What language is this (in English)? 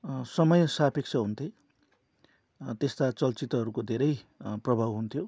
Nepali